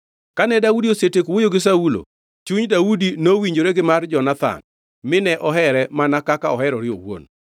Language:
Luo (Kenya and Tanzania)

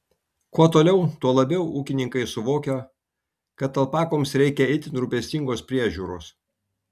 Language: Lithuanian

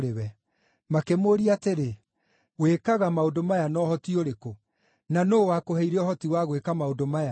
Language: Kikuyu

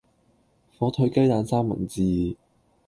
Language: Cantonese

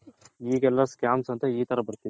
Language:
Kannada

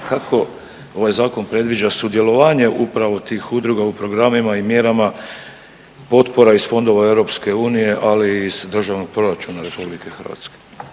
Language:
Croatian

